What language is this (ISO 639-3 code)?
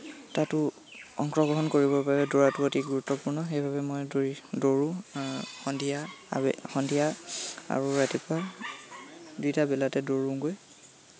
asm